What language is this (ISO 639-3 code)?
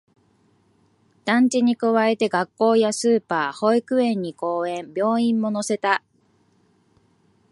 jpn